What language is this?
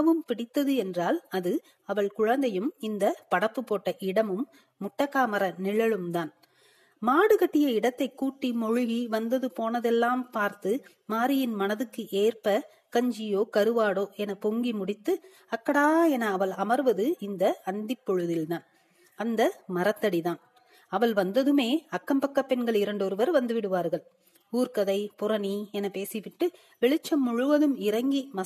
Tamil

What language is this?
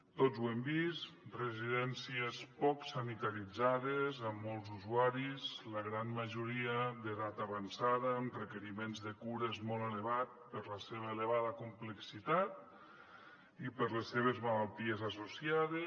Catalan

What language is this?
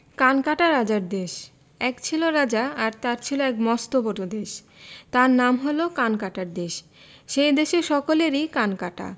Bangla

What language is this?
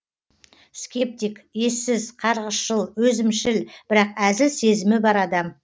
Kazakh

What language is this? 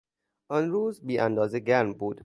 Persian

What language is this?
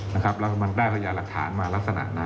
Thai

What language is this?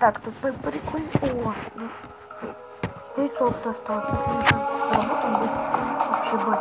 Russian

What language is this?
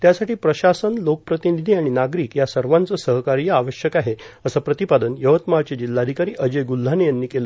Marathi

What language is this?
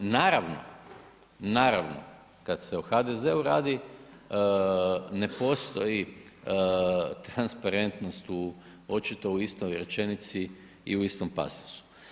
Croatian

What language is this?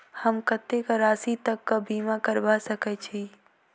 Maithili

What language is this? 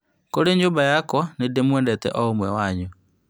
Kikuyu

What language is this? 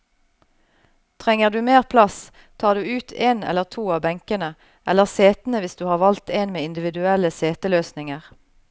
Norwegian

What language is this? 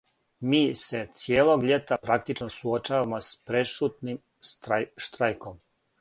Serbian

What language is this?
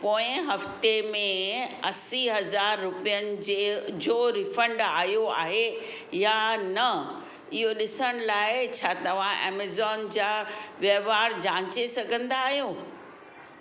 Sindhi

